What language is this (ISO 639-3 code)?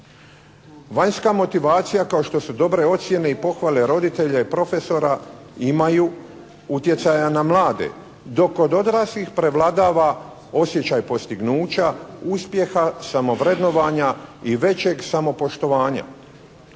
hrv